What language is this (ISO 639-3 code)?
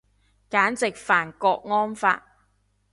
yue